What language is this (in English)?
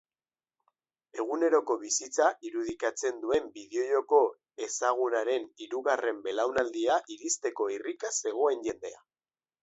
Basque